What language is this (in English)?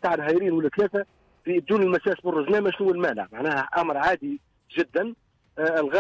Arabic